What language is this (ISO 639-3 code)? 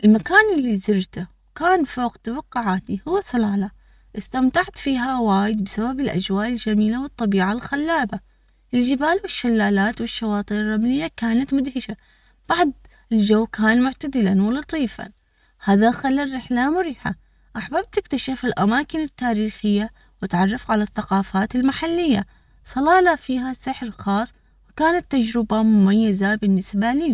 acx